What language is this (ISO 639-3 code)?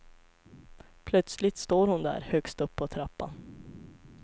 swe